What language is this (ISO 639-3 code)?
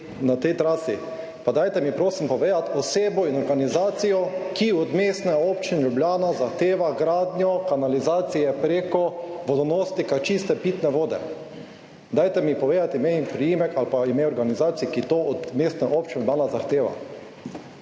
slv